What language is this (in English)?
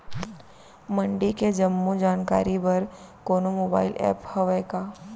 Chhattisgarhi